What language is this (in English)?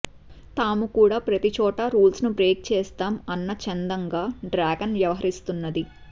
Telugu